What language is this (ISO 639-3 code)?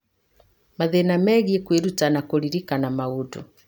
kik